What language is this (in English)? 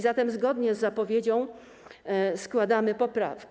Polish